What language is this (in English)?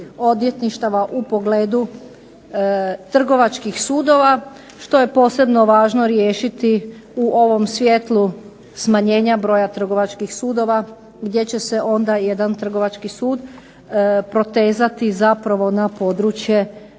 Croatian